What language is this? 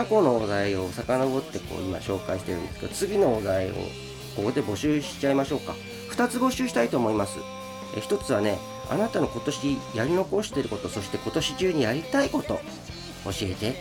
Japanese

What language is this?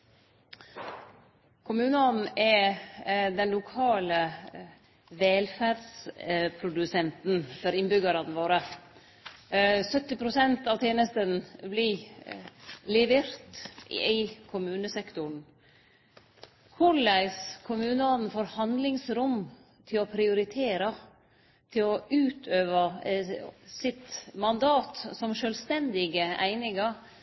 Norwegian Nynorsk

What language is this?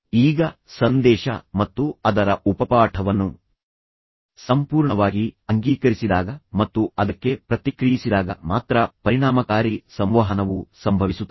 Kannada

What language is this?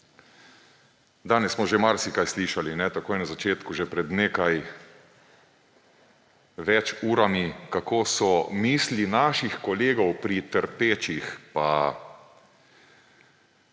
Slovenian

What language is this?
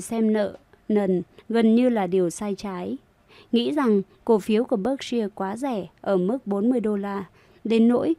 Vietnamese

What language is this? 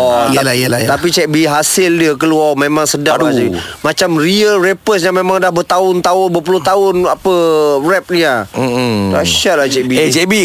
Malay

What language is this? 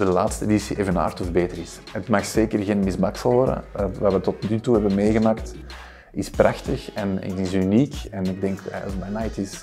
Dutch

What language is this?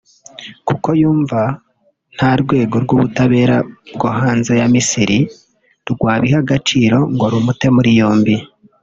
Kinyarwanda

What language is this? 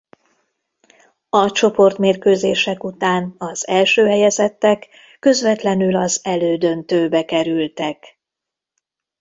Hungarian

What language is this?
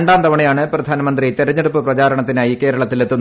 Malayalam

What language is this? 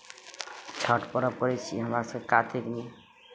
Maithili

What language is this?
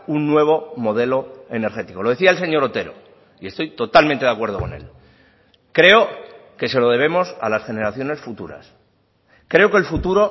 Spanish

